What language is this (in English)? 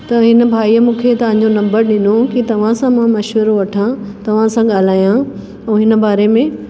Sindhi